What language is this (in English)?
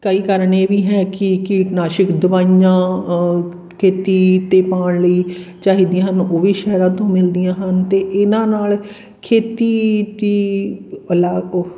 Punjabi